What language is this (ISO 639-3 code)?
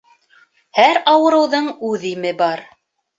bak